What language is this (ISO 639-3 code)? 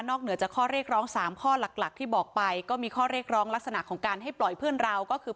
tha